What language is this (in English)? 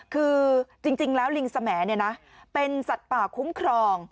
Thai